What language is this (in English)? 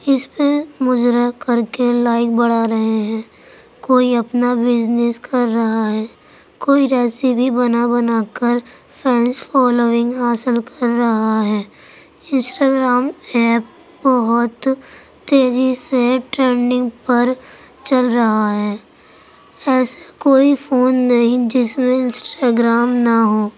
Urdu